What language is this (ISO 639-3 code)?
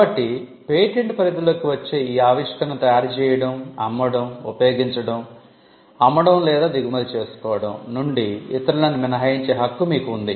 tel